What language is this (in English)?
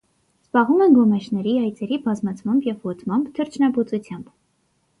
Armenian